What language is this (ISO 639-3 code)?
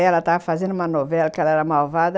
por